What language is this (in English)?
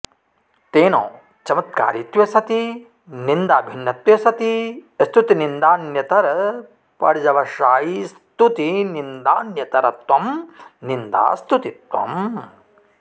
Sanskrit